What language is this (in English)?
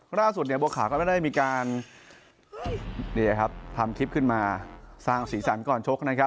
Thai